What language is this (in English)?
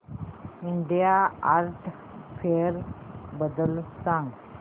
Marathi